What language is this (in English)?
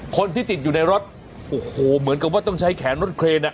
Thai